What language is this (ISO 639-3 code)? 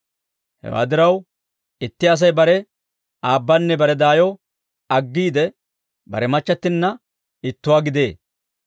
dwr